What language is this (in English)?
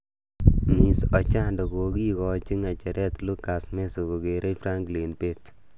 Kalenjin